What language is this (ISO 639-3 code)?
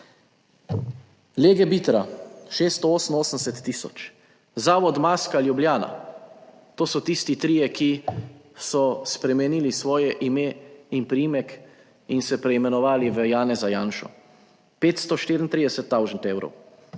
slv